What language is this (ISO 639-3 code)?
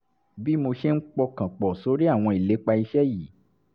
yor